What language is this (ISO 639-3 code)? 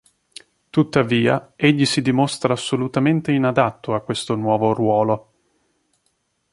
ita